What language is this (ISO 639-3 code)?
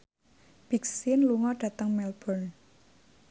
jav